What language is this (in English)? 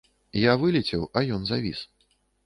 Belarusian